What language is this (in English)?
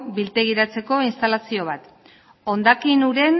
Basque